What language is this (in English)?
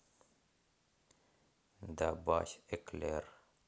Russian